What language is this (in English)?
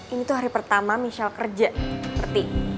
Indonesian